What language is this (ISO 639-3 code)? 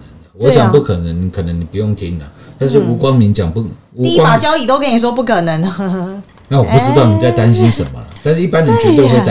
zho